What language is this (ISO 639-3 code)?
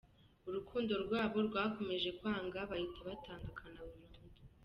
kin